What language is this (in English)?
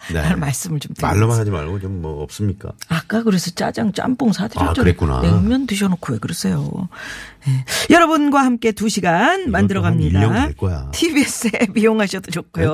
Korean